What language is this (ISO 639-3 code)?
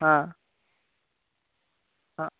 ben